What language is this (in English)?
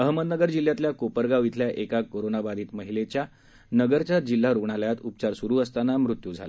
Marathi